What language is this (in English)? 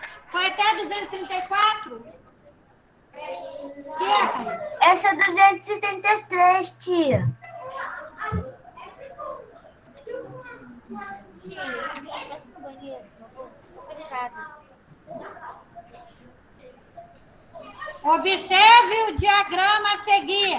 Portuguese